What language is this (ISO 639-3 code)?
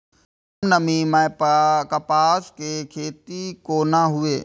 mai